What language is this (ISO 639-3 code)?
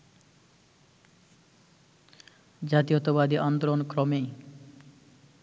ben